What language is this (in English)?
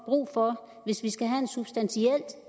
Danish